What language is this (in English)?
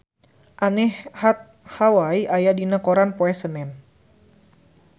Sundanese